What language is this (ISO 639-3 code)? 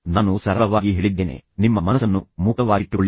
kan